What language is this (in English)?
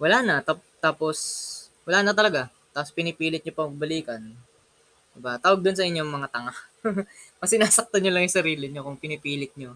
Filipino